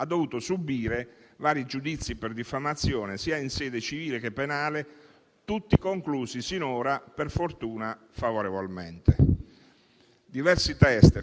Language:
Italian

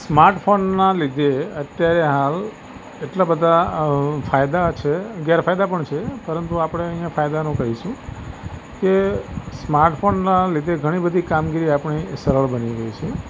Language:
Gujarati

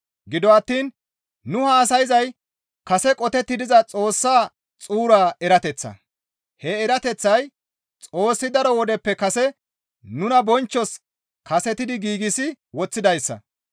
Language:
Gamo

